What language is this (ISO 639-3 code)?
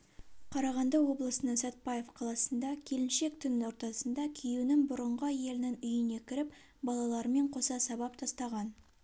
kaz